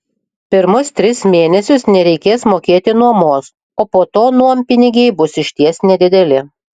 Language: Lithuanian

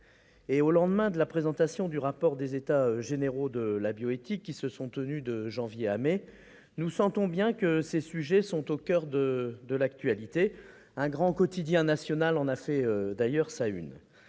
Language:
French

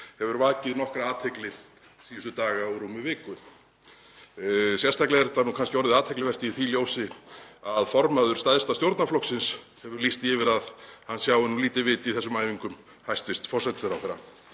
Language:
Icelandic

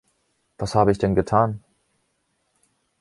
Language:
German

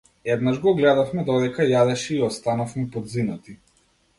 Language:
Macedonian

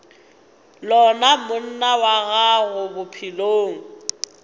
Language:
Northern Sotho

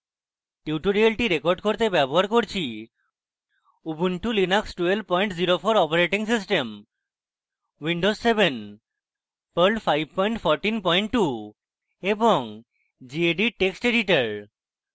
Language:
Bangla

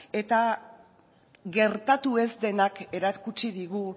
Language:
Basque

